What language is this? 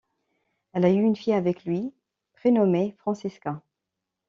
French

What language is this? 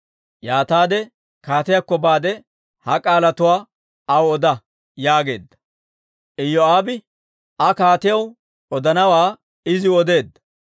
Dawro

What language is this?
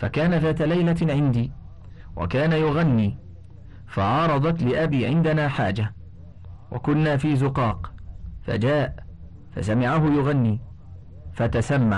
Arabic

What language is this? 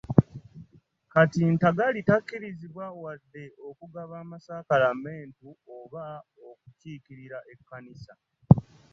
Ganda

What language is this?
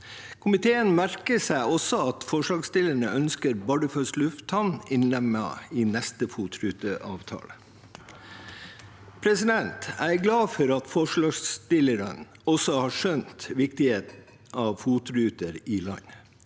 Norwegian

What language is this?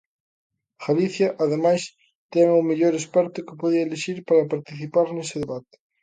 Galician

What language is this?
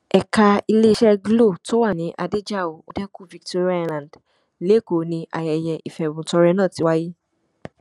Yoruba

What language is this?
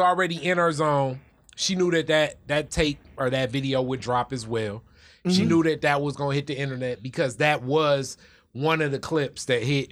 English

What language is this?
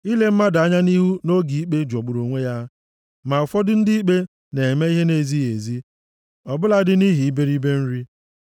Igbo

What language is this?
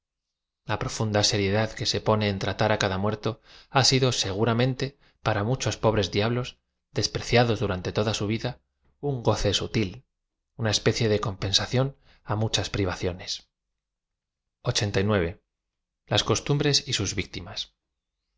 Spanish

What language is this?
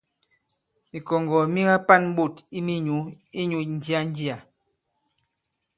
Bankon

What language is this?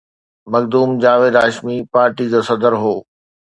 Sindhi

